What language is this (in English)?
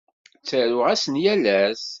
Kabyle